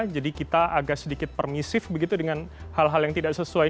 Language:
Indonesian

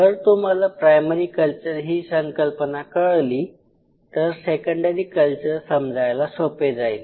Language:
Marathi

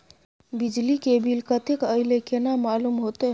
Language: Maithili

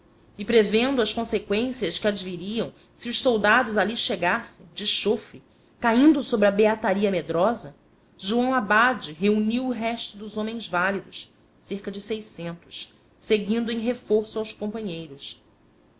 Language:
Portuguese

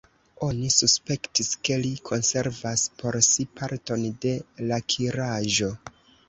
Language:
Esperanto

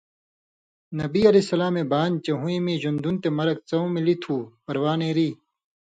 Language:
Indus Kohistani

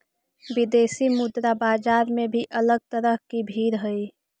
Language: Magahi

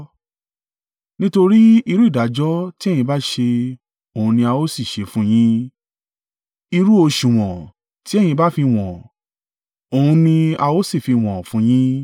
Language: Yoruba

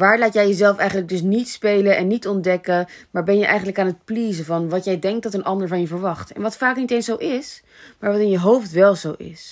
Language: Dutch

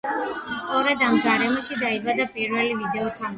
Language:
Georgian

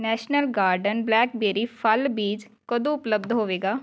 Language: Punjabi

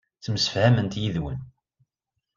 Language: Kabyle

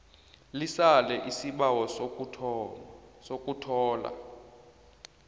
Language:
South Ndebele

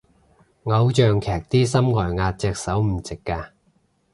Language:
Cantonese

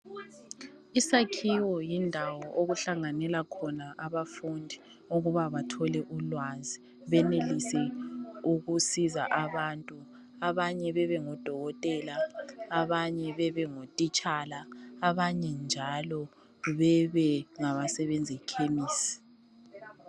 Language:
North Ndebele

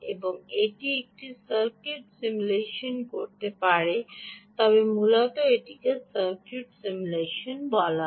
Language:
Bangla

